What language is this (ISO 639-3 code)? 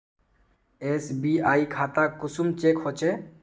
mag